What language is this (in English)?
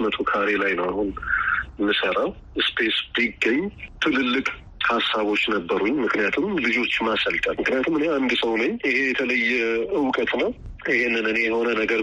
Amharic